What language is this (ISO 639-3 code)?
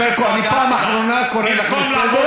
heb